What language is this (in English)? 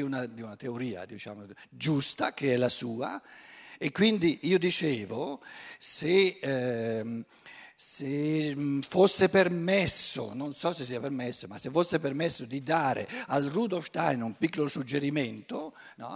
Italian